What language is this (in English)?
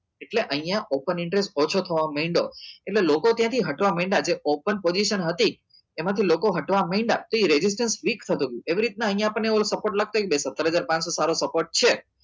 Gujarati